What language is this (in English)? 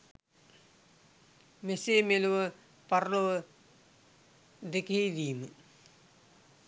Sinhala